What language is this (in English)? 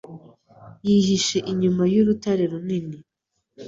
Kinyarwanda